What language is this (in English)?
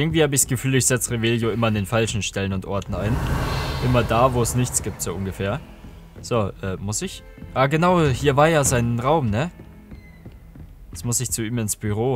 German